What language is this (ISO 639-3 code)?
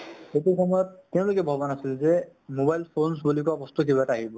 asm